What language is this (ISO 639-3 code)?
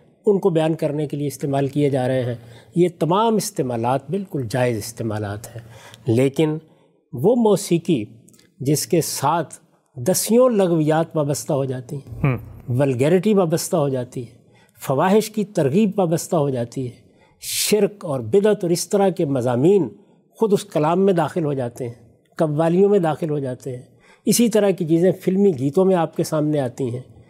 urd